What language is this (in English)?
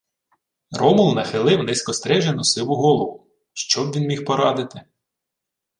Ukrainian